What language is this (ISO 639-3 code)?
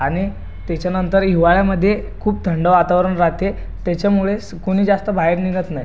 mar